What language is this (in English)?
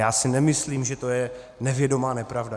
Czech